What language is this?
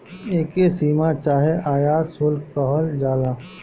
Bhojpuri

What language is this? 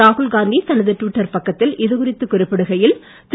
Tamil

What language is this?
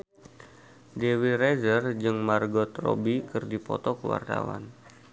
Sundanese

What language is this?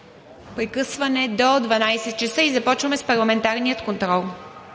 Bulgarian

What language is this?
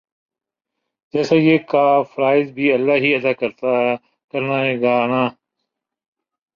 Urdu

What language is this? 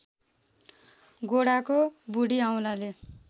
Nepali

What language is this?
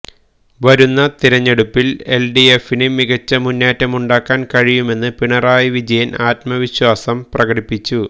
Malayalam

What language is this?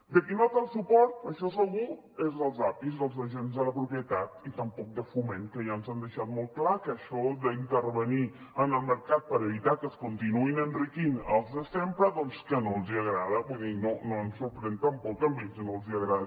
Catalan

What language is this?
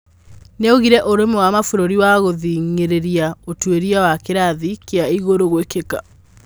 Kikuyu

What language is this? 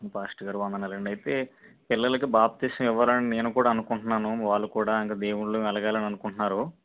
Telugu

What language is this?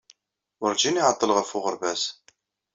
Kabyle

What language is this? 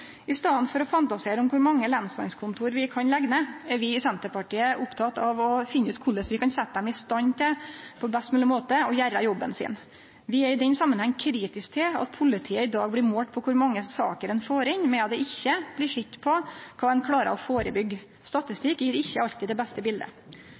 Norwegian Nynorsk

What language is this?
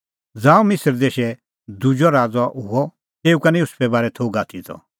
Kullu Pahari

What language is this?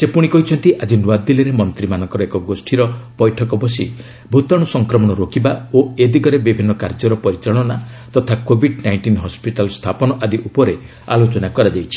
Odia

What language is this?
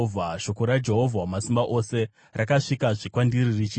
Shona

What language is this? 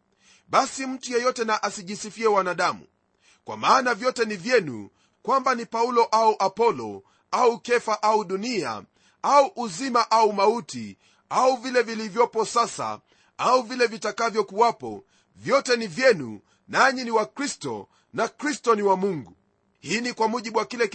Swahili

